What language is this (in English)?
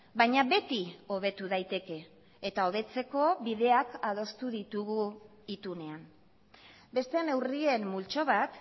Basque